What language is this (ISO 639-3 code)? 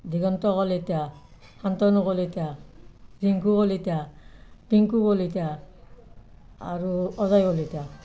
asm